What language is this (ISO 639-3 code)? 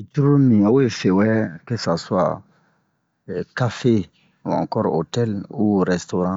bmq